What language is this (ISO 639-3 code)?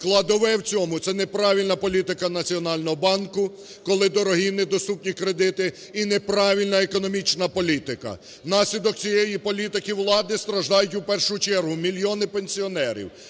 ukr